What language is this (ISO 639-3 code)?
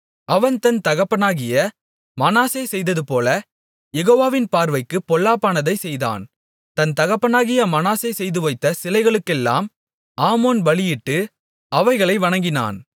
tam